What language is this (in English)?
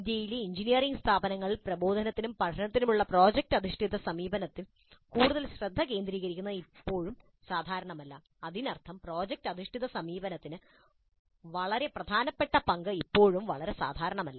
Malayalam